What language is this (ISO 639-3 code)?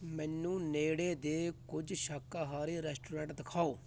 pan